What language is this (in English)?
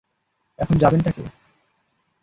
Bangla